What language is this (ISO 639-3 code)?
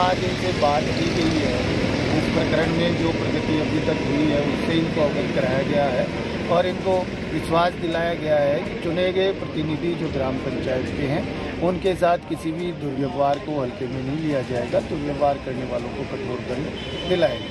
hin